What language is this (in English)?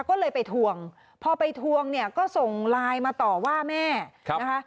Thai